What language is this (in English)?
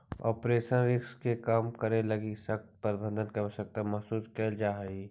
Magahi